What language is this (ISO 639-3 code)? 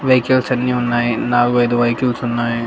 tel